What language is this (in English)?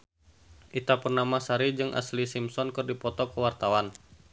Sundanese